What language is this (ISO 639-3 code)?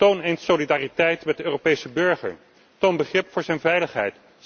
nld